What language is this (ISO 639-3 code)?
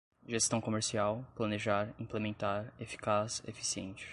por